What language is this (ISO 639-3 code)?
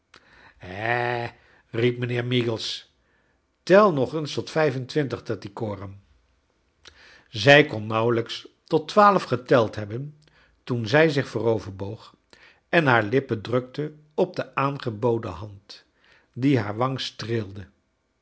nld